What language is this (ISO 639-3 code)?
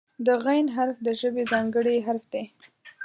pus